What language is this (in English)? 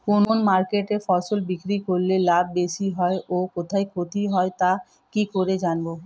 Bangla